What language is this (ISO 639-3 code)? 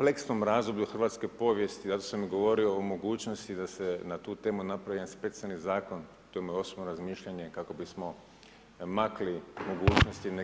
hrv